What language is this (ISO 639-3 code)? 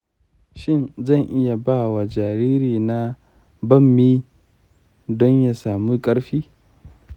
hau